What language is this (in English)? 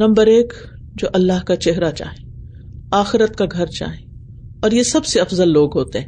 Urdu